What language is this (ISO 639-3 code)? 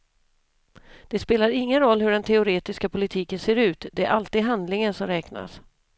swe